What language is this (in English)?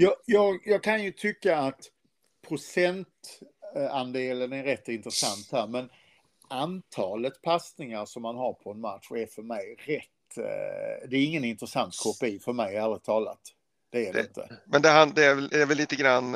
Swedish